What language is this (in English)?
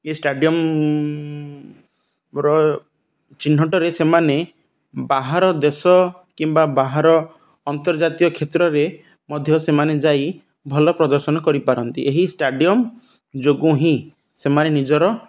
Odia